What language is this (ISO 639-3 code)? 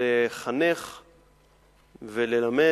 heb